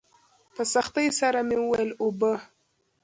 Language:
Pashto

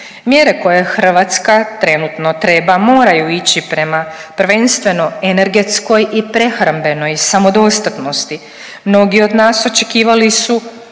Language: Croatian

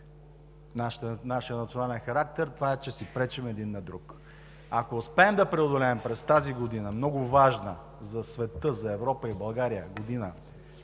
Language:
Bulgarian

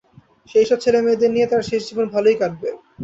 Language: Bangla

